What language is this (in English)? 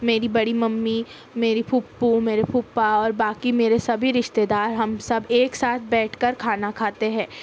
Urdu